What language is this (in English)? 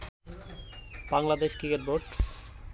Bangla